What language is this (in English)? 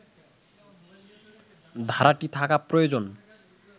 Bangla